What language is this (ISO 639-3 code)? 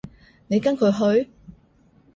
yue